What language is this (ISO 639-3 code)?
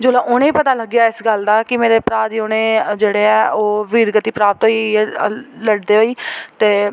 doi